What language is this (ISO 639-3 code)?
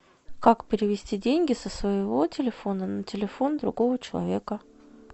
rus